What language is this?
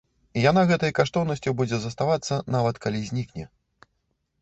Belarusian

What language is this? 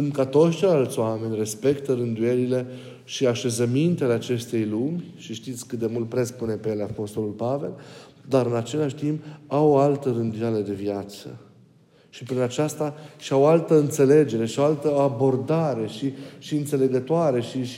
Romanian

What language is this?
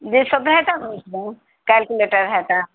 Urdu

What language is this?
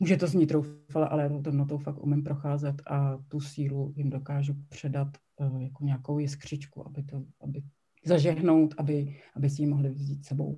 Czech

